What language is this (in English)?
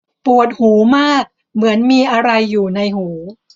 Thai